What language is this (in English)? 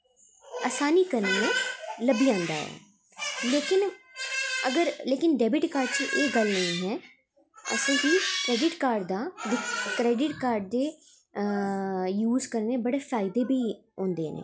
Dogri